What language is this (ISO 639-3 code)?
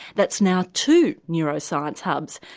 eng